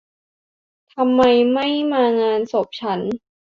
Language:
Thai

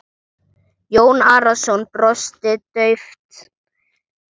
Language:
Icelandic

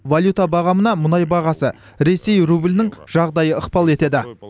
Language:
Kazakh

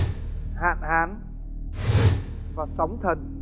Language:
Vietnamese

